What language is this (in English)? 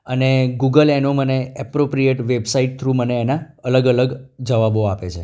Gujarati